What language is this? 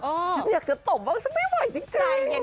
Thai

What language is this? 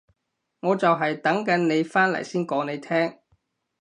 Cantonese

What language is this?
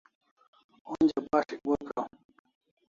Kalasha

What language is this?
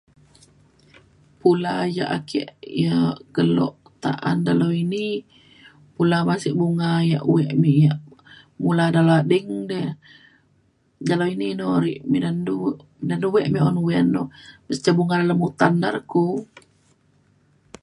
Mainstream Kenyah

